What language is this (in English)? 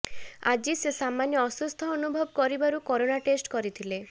Odia